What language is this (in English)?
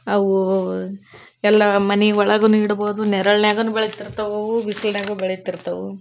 Kannada